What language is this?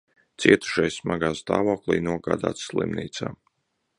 Latvian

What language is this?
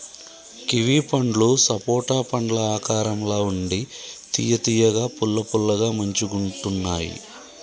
Telugu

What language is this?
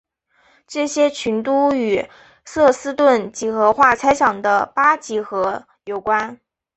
Chinese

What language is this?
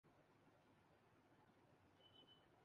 Urdu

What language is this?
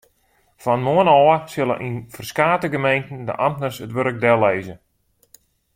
Western Frisian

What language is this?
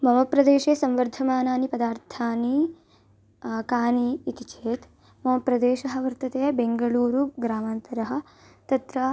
Sanskrit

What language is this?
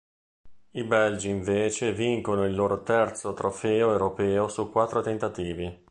Italian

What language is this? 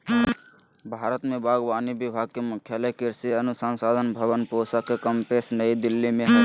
Magahi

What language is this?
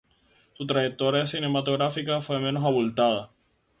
Spanish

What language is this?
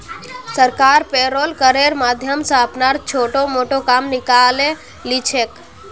Magahi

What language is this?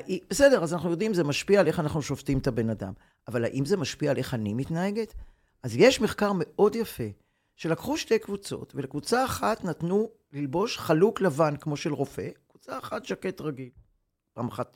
Hebrew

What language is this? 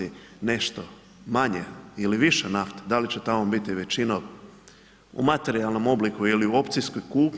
Croatian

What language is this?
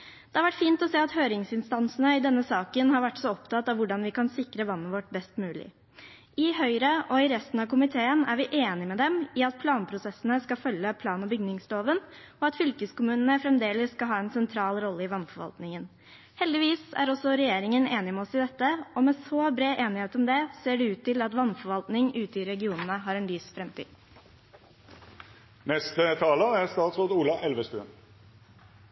Norwegian Bokmål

